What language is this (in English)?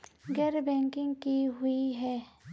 Magahi